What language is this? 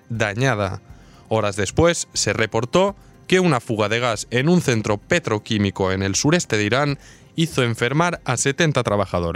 Spanish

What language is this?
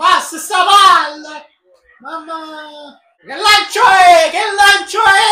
Italian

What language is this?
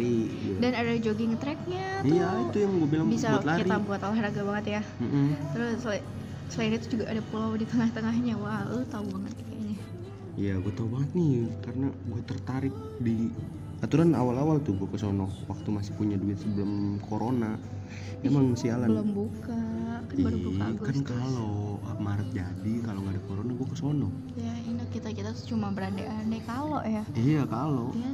Indonesian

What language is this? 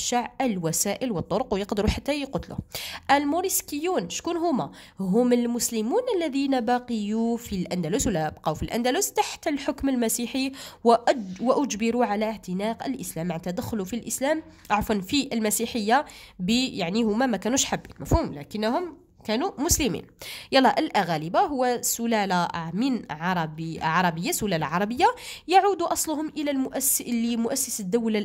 Arabic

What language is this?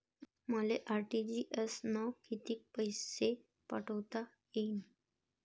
Marathi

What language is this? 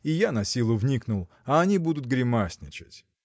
Russian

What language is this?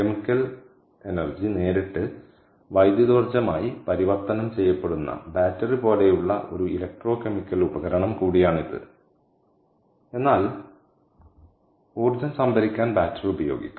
Malayalam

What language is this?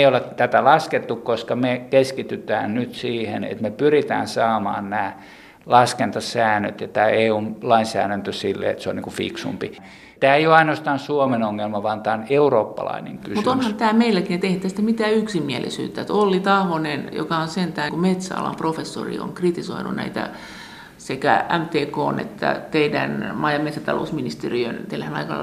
Finnish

